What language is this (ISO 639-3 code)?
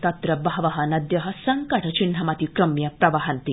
san